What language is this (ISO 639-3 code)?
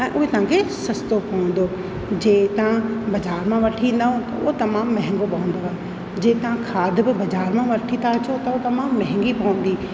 snd